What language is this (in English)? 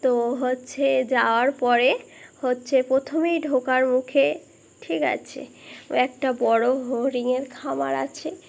Bangla